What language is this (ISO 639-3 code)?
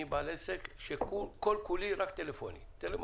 heb